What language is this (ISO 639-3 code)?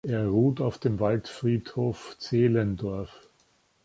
deu